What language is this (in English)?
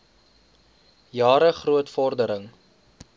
Afrikaans